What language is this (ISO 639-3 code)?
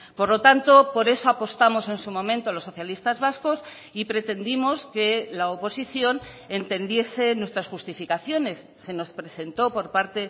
spa